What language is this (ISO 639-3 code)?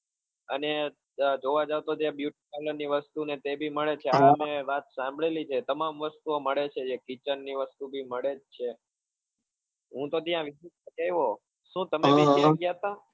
guj